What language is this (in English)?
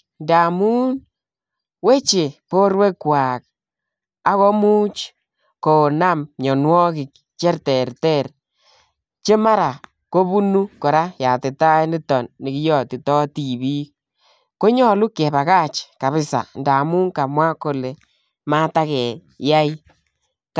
Kalenjin